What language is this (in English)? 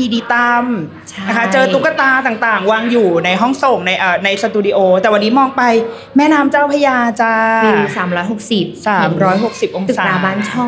Thai